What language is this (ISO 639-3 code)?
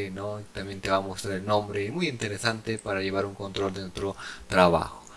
spa